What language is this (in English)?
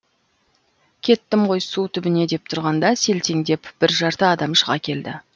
Kazakh